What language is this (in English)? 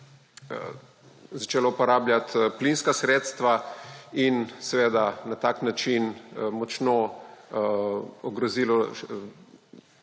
Slovenian